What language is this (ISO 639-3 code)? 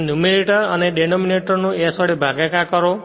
guj